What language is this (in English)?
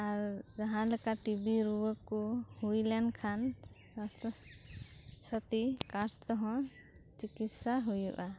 Santali